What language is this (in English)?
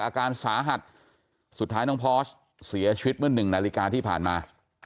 Thai